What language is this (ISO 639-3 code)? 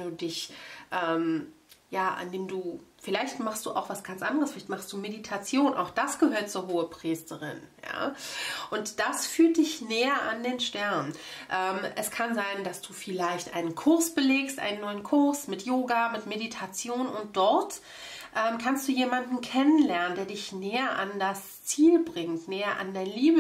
deu